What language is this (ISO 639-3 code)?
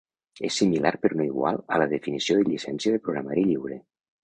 cat